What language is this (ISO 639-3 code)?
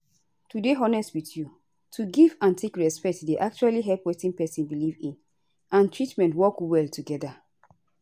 pcm